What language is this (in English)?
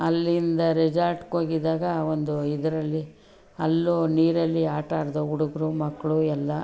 Kannada